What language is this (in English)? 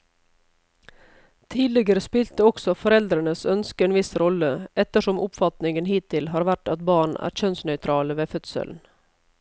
Norwegian